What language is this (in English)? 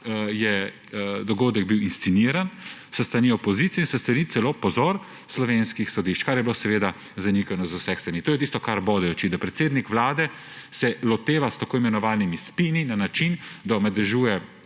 Slovenian